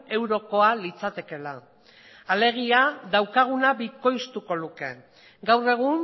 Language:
Basque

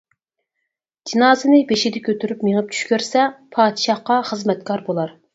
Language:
Uyghur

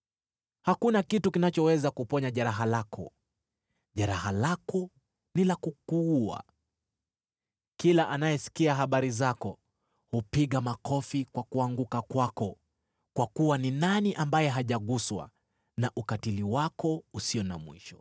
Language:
Swahili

